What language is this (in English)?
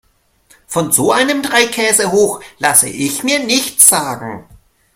German